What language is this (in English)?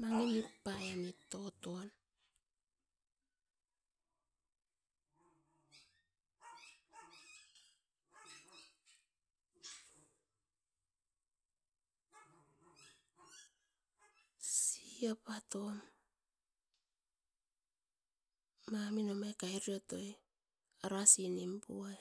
Askopan